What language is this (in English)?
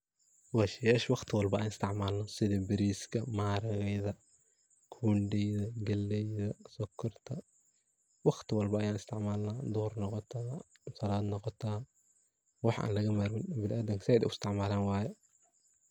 Somali